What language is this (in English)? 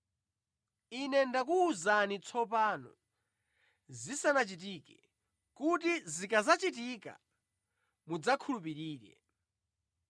Nyanja